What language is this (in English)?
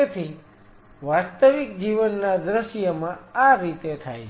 Gujarati